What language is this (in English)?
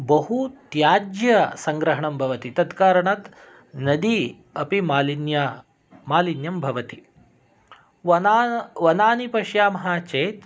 Sanskrit